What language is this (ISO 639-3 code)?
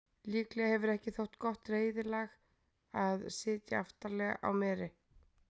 isl